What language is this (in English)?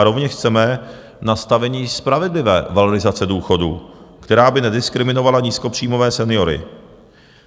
Czech